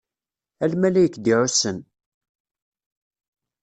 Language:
Kabyle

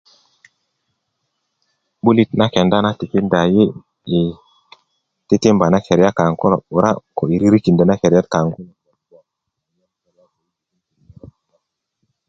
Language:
Kuku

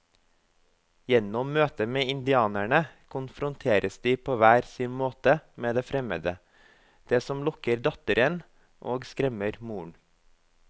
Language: Norwegian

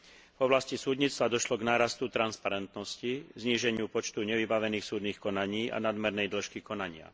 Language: Slovak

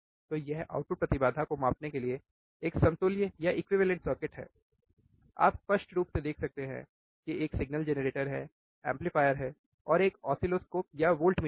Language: Hindi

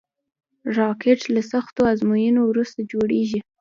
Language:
Pashto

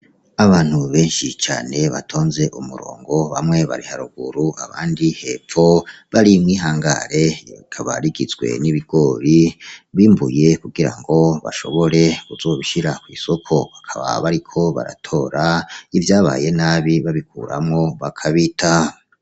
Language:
Rundi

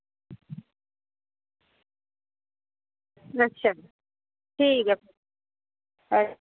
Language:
Dogri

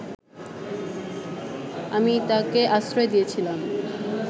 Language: Bangla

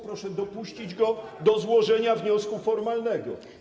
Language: Polish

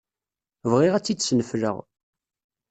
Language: Kabyle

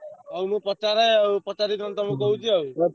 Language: Odia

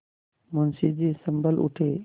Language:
Hindi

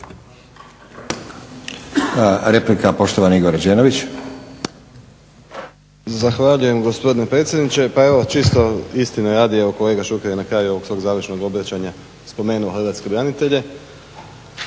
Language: Croatian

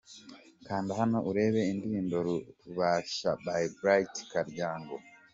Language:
Kinyarwanda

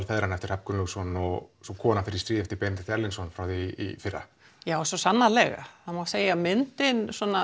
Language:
Icelandic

